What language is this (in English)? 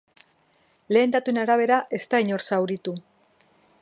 Basque